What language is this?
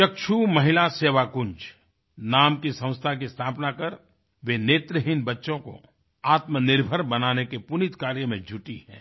Hindi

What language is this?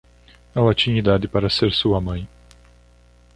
Portuguese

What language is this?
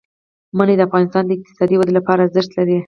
Pashto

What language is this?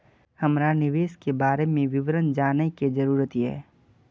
Maithili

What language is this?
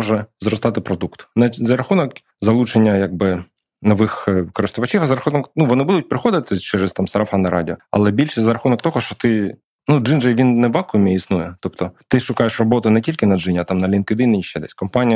Ukrainian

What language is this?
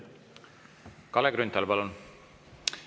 Estonian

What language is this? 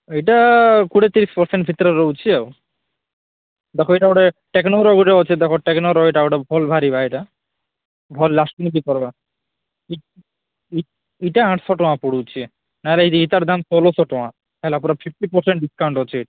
Odia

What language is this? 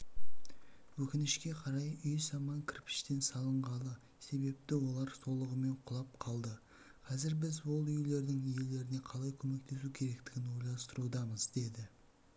Kazakh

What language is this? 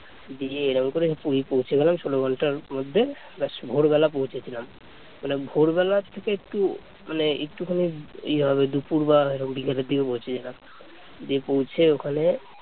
Bangla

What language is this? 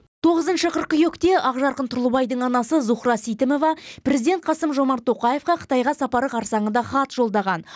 Kazakh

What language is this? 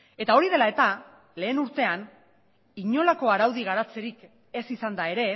Basque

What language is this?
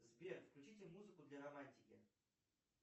Russian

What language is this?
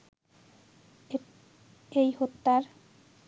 Bangla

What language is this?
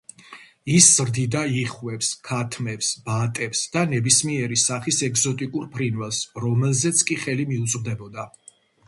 Georgian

